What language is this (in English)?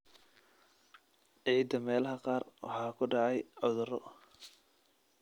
Somali